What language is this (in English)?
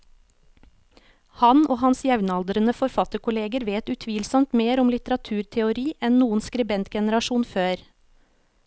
Norwegian